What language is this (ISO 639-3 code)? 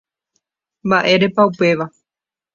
grn